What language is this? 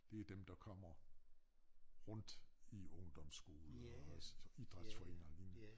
Danish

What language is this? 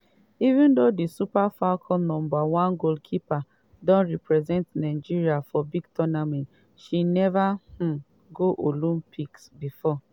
Nigerian Pidgin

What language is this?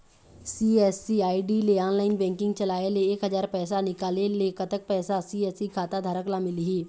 Chhattisgarhi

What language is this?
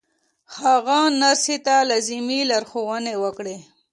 Pashto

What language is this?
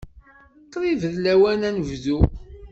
Kabyle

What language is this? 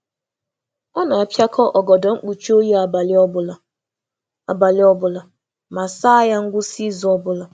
Igbo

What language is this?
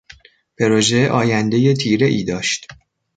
Persian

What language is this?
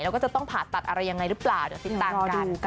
Thai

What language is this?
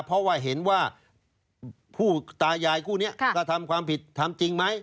Thai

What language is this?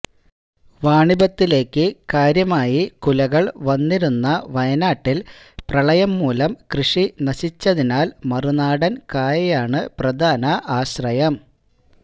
Malayalam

